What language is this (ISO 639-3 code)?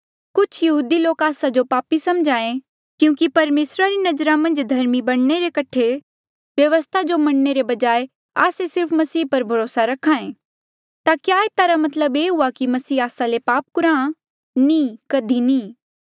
mjl